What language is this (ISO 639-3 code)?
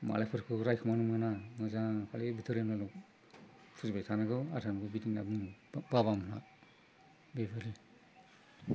brx